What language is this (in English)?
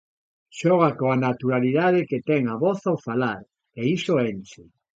Galician